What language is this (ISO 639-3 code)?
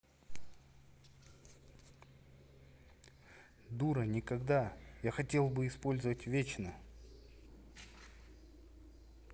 rus